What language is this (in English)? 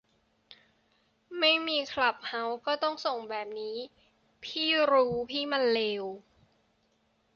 Thai